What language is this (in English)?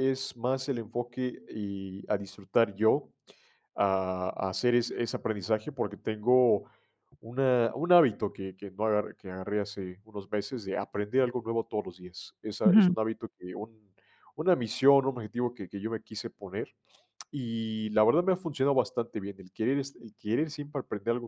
Spanish